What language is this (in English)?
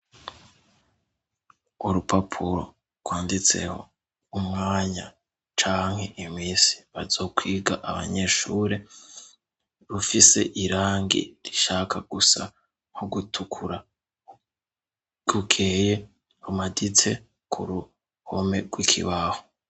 Rundi